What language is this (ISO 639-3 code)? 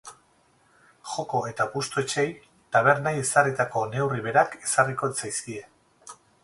eus